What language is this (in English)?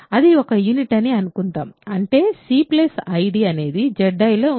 Telugu